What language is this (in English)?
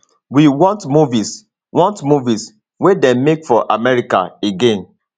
Nigerian Pidgin